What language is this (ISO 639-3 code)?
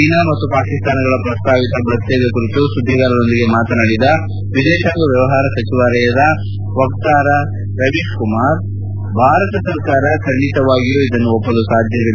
kan